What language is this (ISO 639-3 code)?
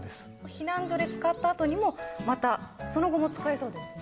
jpn